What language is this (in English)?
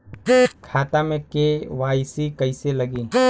Bhojpuri